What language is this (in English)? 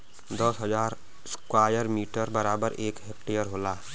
Bhojpuri